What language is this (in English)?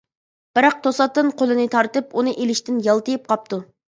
Uyghur